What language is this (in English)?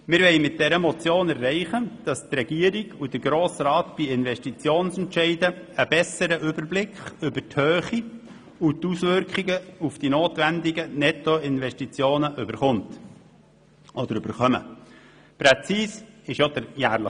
Swiss German